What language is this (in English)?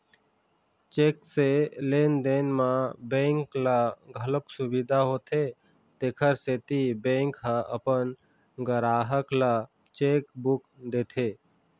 Chhattisgarhi